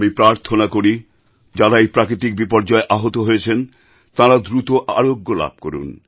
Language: Bangla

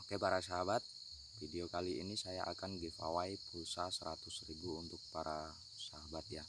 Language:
Indonesian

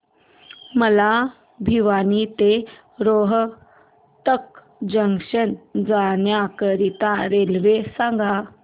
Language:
Marathi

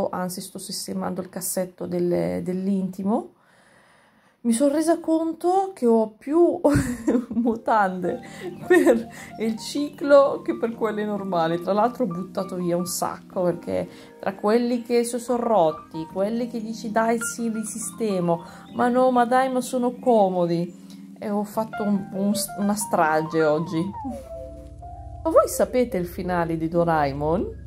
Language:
Italian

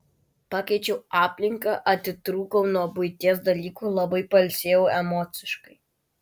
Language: Lithuanian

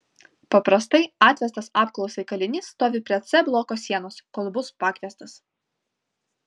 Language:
Lithuanian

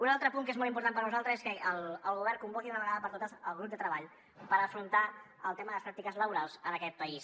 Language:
Catalan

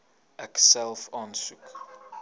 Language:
Afrikaans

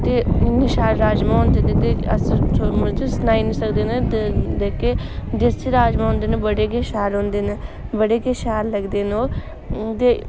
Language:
Dogri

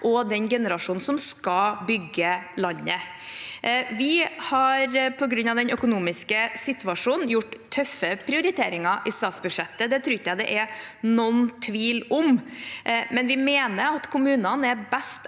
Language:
Norwegian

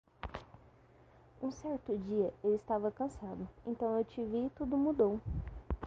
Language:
Portuguese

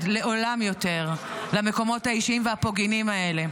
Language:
Hebrew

